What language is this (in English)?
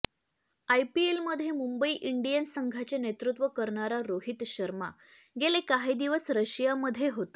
Marathi